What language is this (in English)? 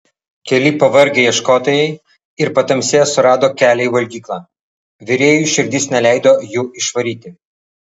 Lithuanian